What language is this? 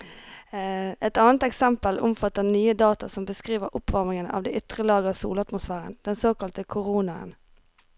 Norwegian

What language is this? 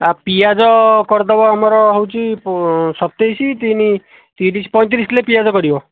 Odia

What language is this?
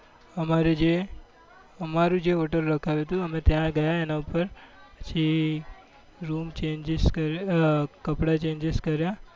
Gujarati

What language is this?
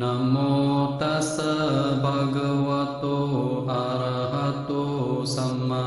Vietnamese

